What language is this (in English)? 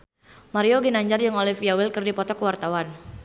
Sundanese